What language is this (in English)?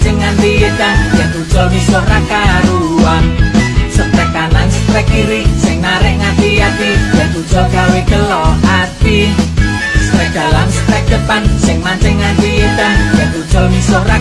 Indonesian